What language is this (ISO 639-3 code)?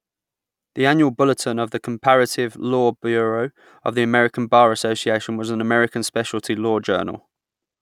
eng